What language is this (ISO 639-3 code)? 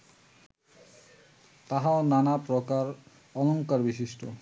ben